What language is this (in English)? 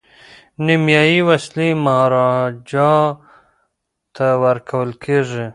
Pashto